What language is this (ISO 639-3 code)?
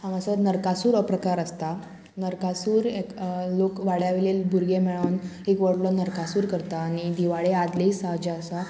kok